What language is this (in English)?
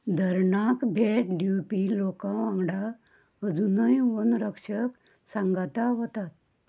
Konkani